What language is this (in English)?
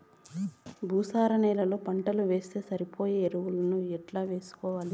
Telugu